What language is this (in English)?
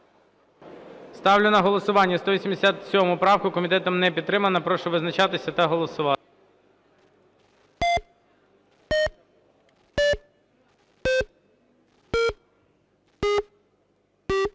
Ukrainian